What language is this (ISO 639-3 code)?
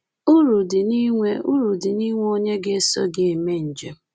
ibo